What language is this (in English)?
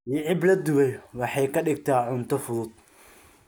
Somali